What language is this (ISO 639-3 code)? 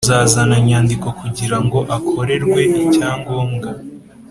kin